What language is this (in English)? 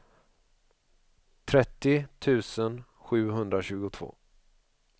Swedish